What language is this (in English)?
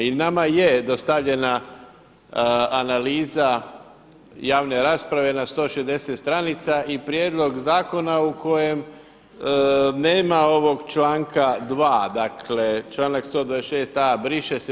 Croatian